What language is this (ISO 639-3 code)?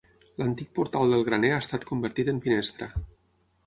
cat